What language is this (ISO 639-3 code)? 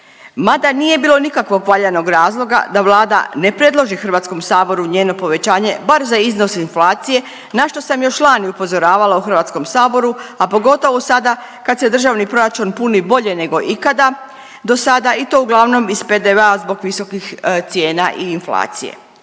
hrv